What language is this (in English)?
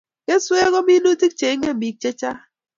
Kalenjin